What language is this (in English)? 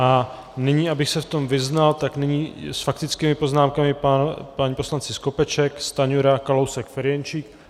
Czech